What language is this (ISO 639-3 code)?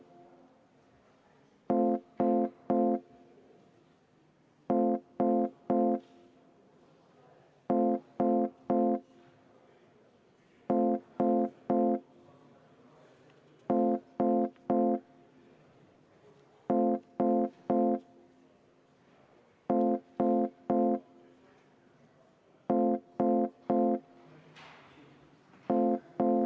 est